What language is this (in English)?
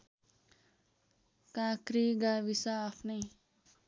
Nepali